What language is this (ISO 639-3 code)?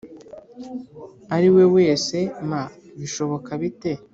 kin